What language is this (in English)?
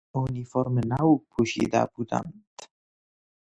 Persian